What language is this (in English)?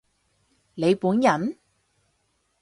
Cantonese